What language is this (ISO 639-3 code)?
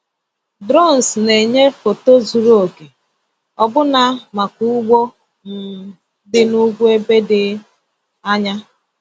ibo